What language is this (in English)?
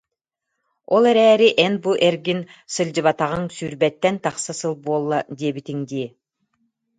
Yakut